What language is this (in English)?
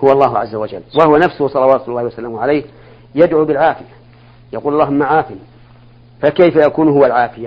Arabic